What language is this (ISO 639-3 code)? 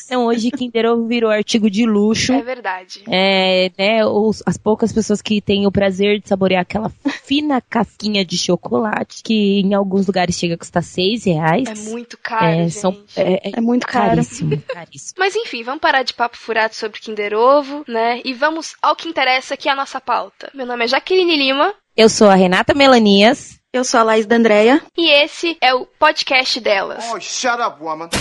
por